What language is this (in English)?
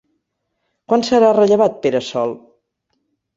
Catalan